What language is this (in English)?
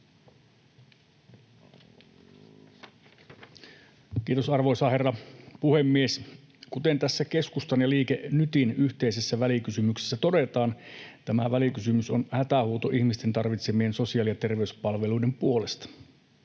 Finnish